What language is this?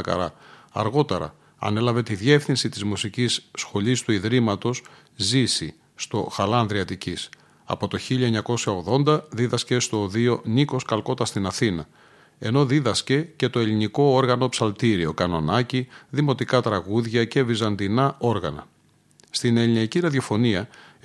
Greek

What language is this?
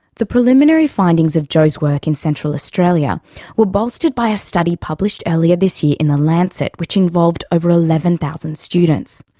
English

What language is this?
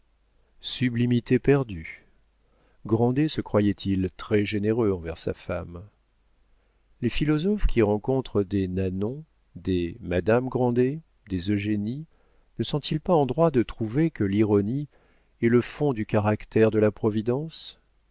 French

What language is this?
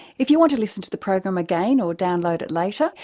English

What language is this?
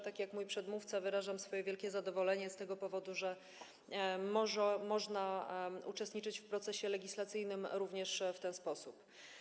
Polish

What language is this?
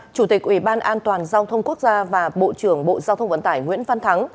Vietnamese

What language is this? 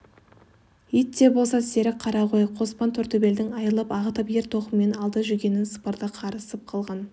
Kazakh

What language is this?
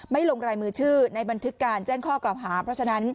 Thai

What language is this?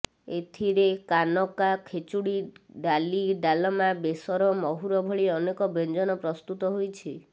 Odia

